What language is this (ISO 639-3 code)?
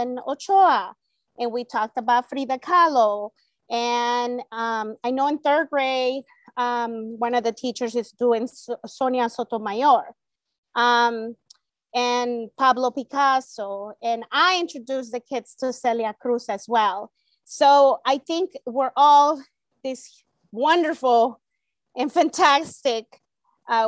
eng